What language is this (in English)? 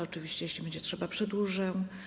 Polish